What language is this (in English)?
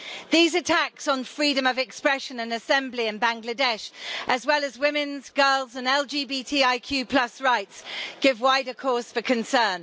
English